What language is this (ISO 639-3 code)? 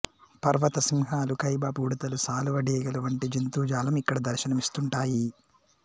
tel